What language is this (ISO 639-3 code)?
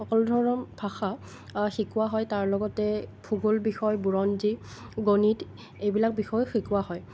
asm